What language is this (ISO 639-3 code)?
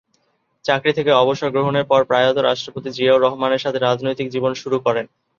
ben